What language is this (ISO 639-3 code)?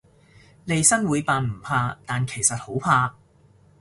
yue